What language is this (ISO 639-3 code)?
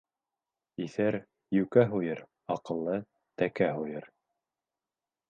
bak